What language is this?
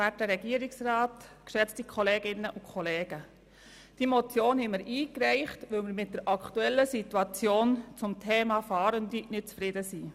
Swiss German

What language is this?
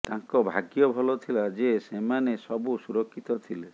Odia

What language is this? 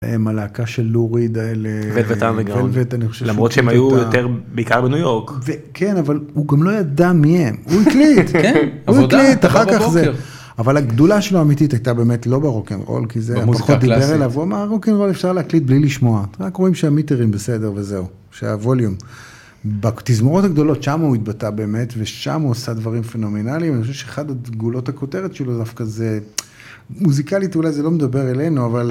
Hebrew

